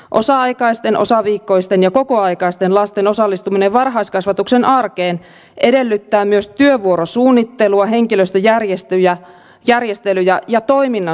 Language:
Finnish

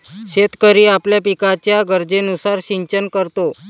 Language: Marathi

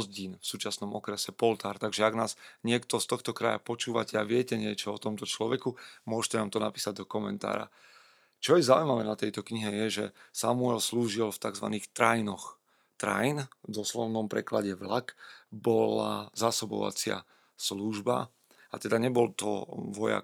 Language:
Slovak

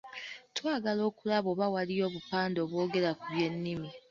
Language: Ganda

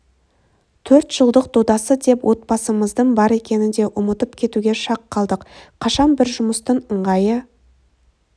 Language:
Kazakh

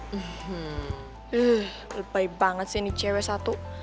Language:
Indonesian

